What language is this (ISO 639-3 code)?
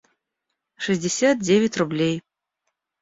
rus